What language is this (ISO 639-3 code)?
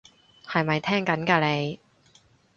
yue